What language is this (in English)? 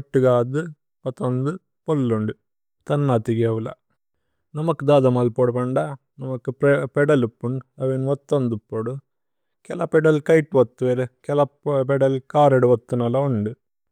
Tulu